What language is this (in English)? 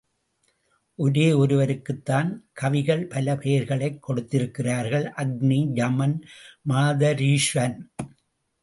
Tamil